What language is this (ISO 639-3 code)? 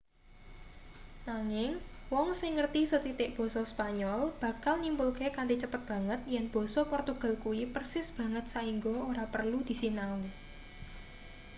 jav